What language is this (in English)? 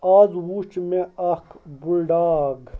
Kashmiri